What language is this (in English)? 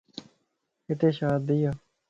Lasi